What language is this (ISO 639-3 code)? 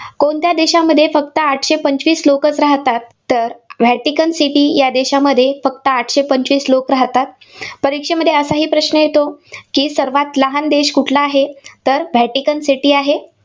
mar